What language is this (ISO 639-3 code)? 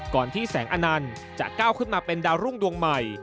tha